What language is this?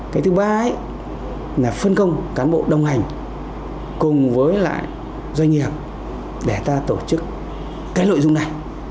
Vietnamese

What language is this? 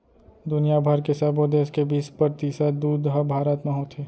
Chhattisgarhi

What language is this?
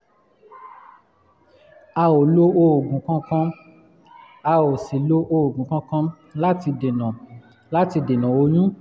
Yoruba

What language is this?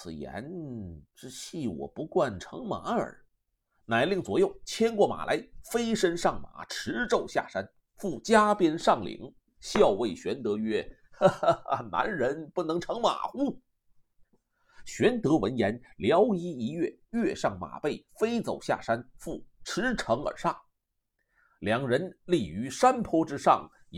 Chinese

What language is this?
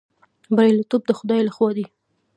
Pashto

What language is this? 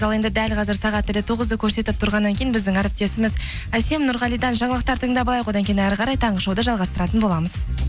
Kazakh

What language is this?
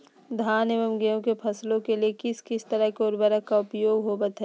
Magahi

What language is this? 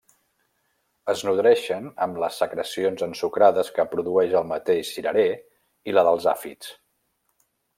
Catalan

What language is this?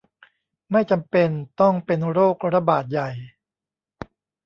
Thai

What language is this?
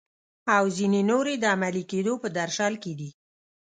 Pashto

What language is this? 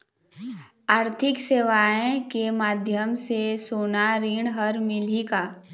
Chhattisgarhi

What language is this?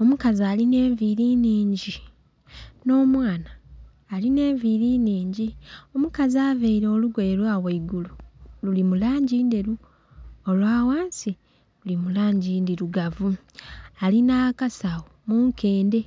Soga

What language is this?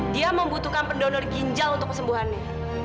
Indonesian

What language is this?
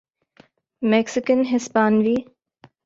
Urdu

